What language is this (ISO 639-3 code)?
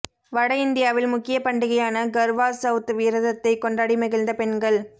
tam